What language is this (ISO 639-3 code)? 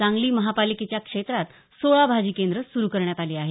mar